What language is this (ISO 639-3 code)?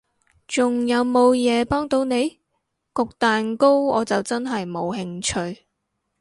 yue